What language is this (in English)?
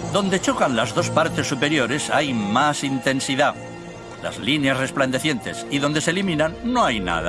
Spanish